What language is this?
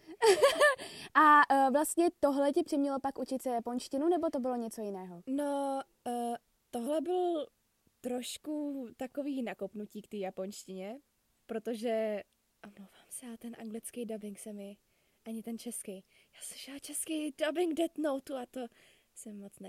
Czech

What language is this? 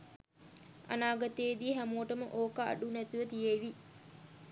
Sinhala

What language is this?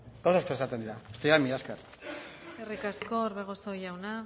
Basque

